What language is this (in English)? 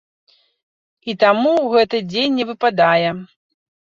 Belarusian